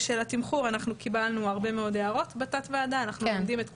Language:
Hebrew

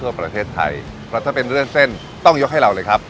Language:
Thai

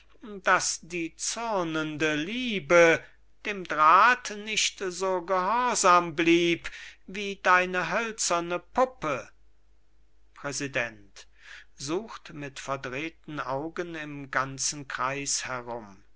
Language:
German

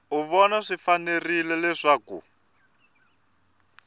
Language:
Tsonga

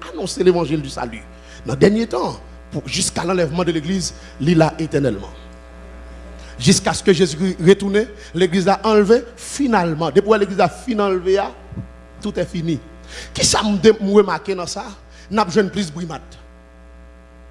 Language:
French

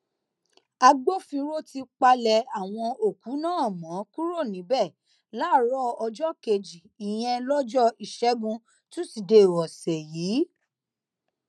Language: Yoruba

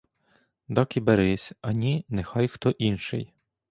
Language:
Ukrainian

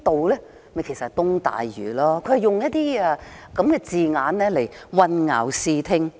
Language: Cantonese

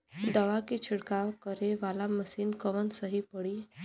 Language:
Bhojpuri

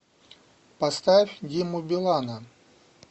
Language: Russian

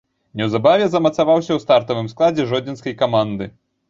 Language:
Belarusian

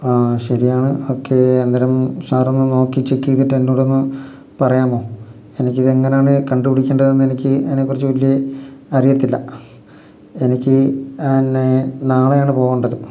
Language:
Malayalam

